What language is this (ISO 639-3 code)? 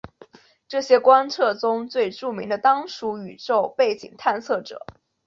zho